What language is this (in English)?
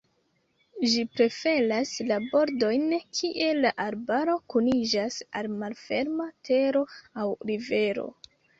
Esperanto